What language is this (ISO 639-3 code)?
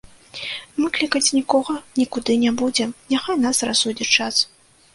bel